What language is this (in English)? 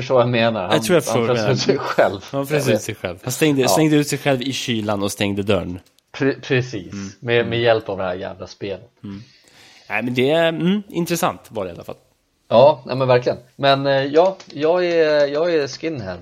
Swedish